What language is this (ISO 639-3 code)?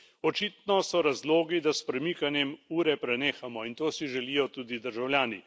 slv